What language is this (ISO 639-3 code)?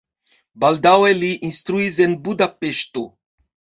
epo